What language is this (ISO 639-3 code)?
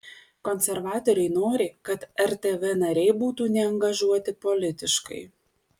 lit